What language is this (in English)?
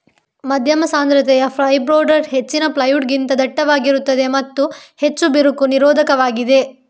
Kannada